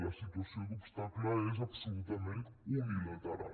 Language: Catalan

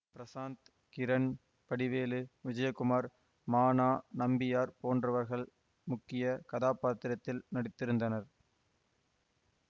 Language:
Tamil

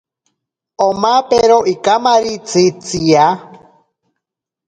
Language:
Ashéninka Perené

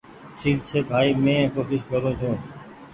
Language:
Goaria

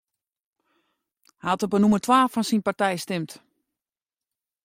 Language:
Western Frisian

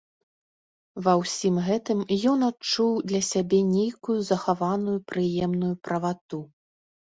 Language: Belarusian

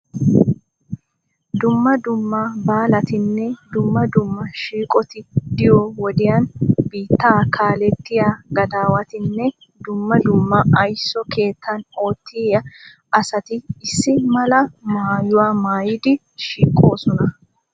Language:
Wolaytta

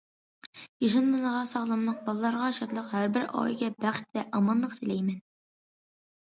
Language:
Uyghur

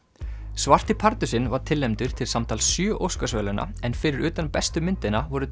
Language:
Icelandic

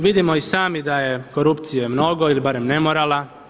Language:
Croatian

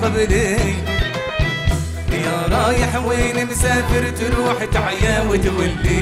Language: Arabic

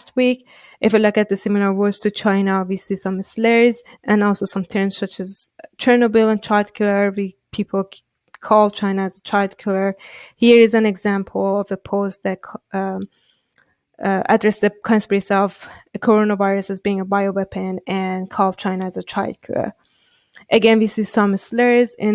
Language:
English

